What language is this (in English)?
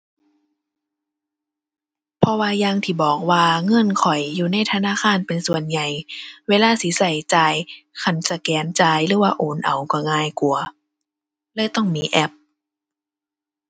Thai